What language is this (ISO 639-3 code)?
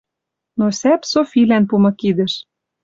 mrj